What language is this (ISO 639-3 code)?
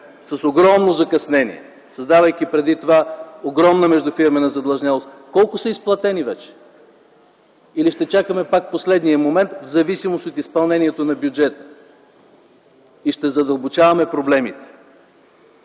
bul